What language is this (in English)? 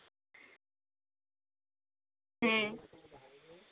Santali